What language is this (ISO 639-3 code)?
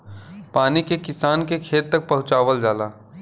bho